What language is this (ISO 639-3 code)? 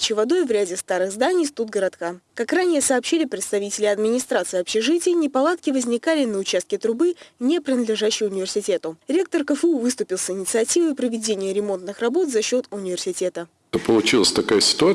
rus